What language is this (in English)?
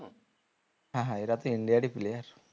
Bangla